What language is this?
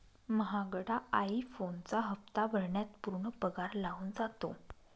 Marathi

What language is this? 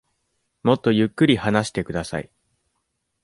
Japanese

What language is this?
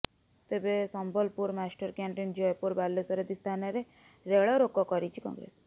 Odia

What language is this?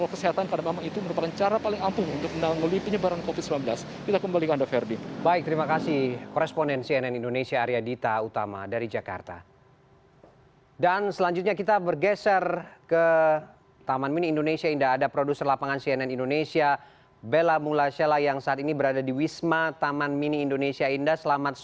Indonesian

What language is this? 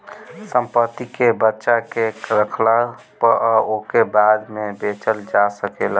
Bhojpuri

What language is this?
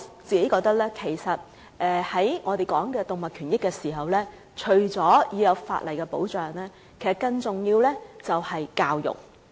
Cantonese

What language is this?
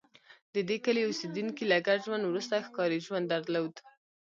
Pashto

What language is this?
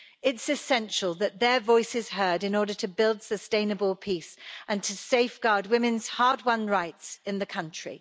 English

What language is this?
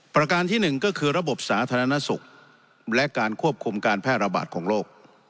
Thai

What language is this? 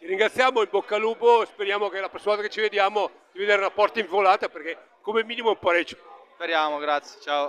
Italian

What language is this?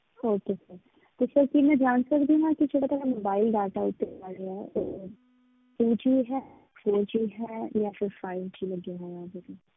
Punjabi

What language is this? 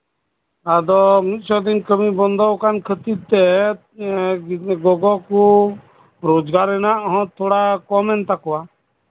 Santali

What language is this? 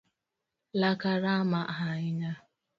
Luo (Kenya and Tanzania)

